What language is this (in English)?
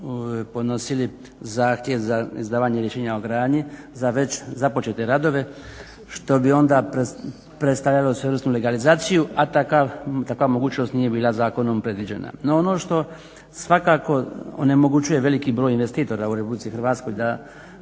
Croatian